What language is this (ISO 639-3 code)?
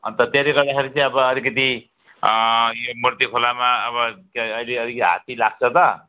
nep